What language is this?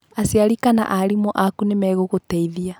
Kikuyu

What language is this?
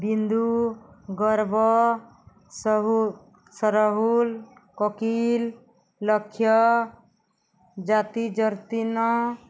Odia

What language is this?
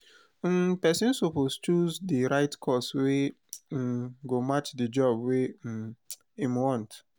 Nigerian Pidgin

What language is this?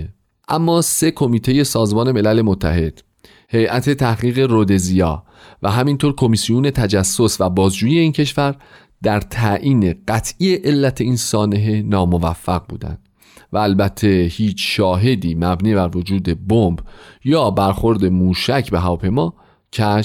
Persian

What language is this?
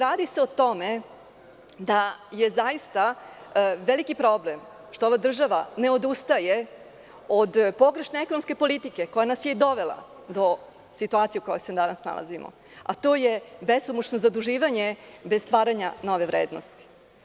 Serbian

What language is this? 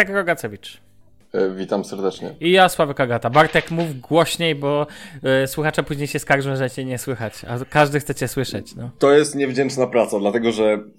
Polish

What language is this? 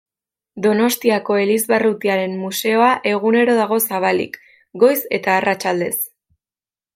Basque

